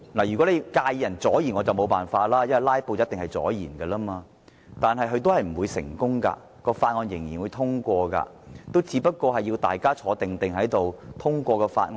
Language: Cantonese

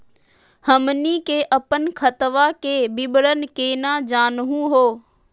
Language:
Magahi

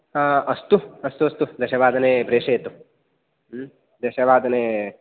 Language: Sanskrit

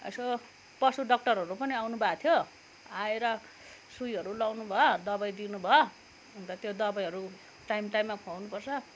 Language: Nepali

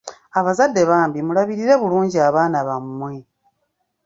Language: Ganda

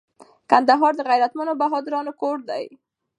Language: Pashto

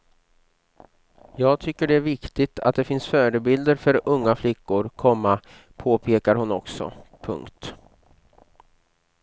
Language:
Swedish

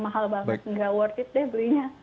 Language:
Indonesian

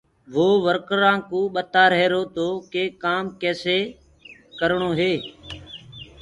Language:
Gurgula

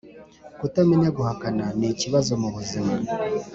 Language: Kinyarwanda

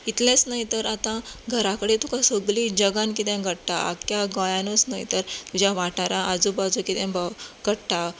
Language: Konkani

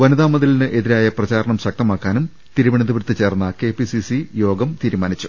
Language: Malayalam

